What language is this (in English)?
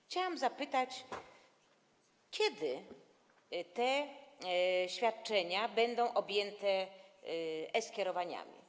Polish